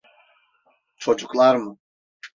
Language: Turkish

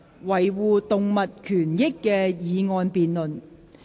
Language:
Cantonese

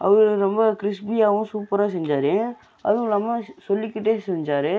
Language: Tamil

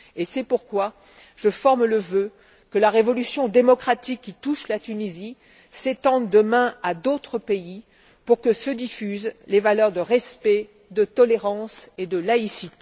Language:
French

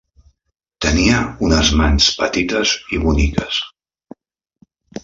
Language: Catalan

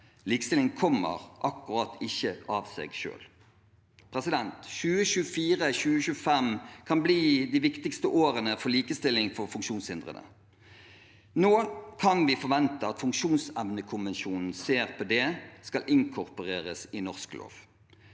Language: Norwegian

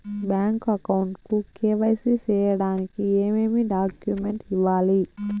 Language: Telugu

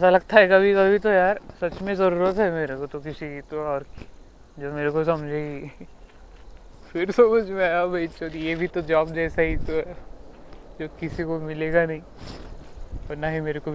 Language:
Marathi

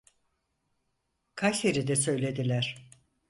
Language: Turkish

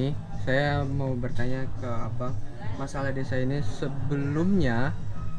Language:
Indonesian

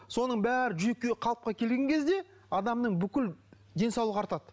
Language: Kazakh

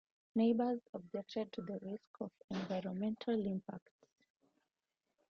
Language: English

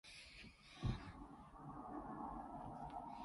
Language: Cantonese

